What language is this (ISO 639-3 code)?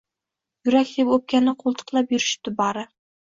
uzb